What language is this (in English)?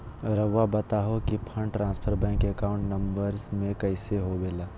Magahi